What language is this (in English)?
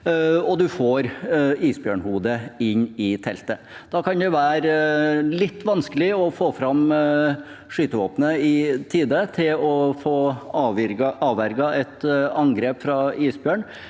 Norwegian